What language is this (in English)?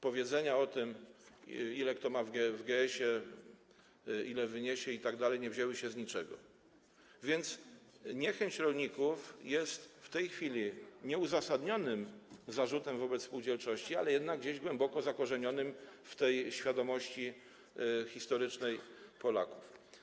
Polish